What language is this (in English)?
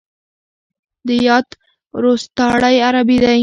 Pashto